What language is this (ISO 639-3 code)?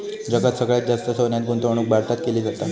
mar